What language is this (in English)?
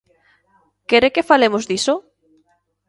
Galician